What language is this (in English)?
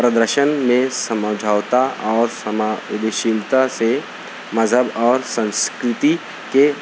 Urdu